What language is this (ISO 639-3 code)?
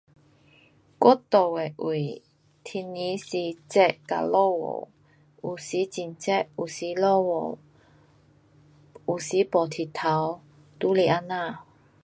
cpx